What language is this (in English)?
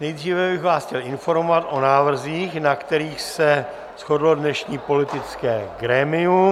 Czech